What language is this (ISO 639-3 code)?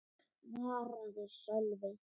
isl